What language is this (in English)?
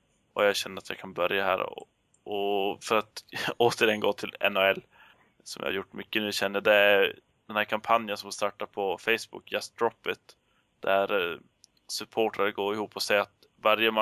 Swedish